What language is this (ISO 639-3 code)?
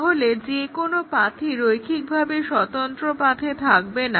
ben